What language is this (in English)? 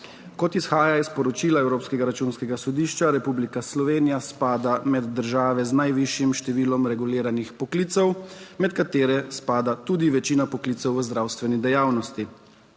Slovenian